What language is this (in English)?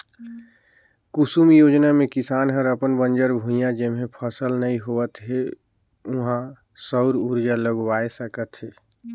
Chhattisgarhi